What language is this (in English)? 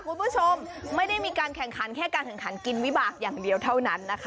Thai